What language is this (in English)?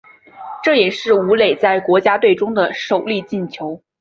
Chinese